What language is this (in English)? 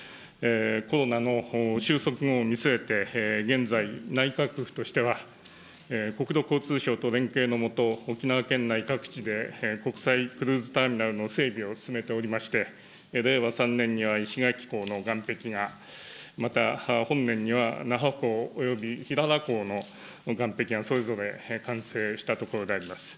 Japanese